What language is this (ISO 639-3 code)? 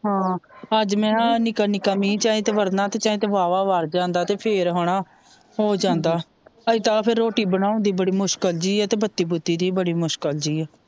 pan